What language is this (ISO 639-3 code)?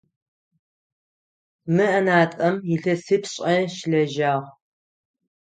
ady